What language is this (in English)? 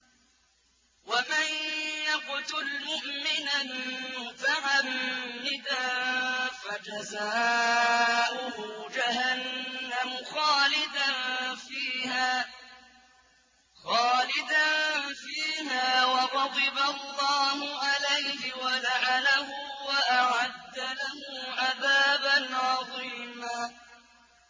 Arabic